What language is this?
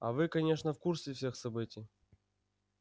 Russian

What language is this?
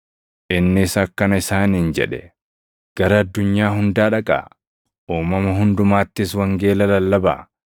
Oromo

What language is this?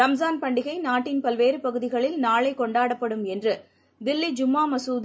Tamil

